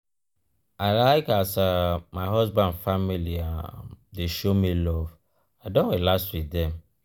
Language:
Nigerian Pidgin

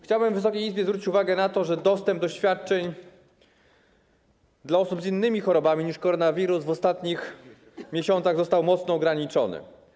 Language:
Polish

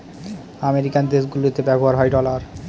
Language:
Bangla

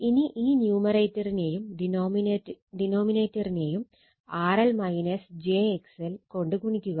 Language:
Malayalam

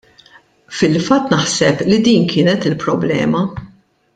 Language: Maltese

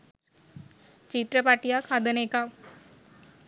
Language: Sinhala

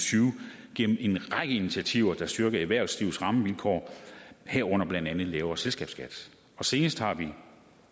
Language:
Danish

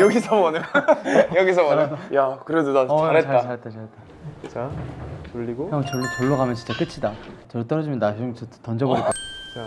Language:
Korean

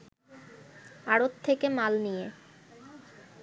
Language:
Bangla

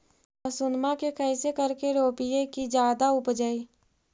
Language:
Magahi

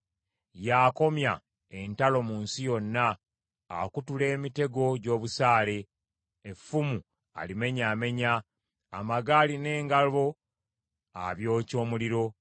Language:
Ganda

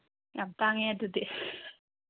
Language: Manipuri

